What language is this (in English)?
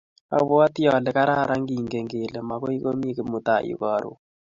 Kalenjin